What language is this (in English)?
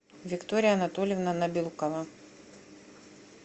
Russian